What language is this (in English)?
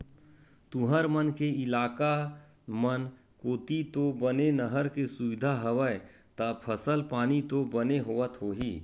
Chhattisgarhi